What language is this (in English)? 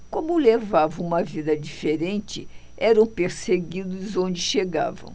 Portuguese